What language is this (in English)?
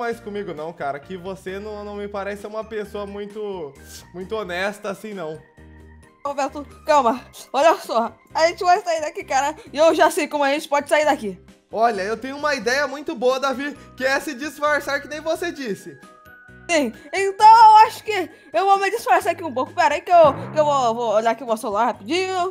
Portuguese